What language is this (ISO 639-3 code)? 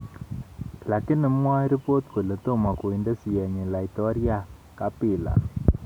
kln